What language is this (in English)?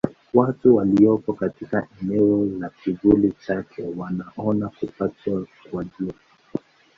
Swahili